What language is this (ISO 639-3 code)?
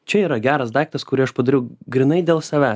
lit